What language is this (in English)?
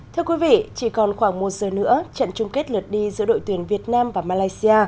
Vietnamese